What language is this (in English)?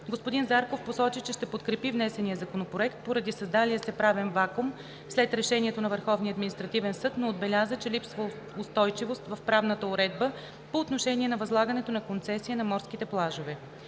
Bulgarian